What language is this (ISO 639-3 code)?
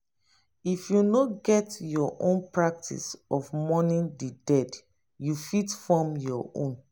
pcm